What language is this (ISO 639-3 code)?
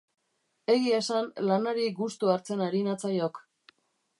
eus